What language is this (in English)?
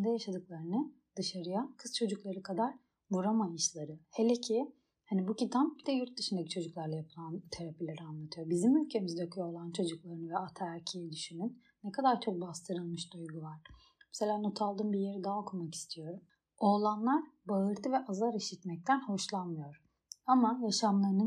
Turkish